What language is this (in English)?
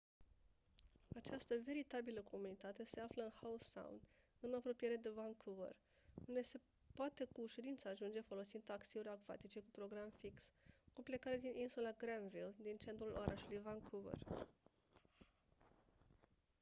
Romanian